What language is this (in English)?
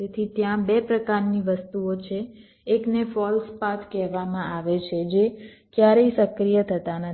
Gujarati